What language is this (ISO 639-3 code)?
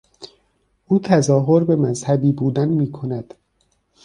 fas